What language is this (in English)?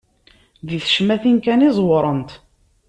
Kabyle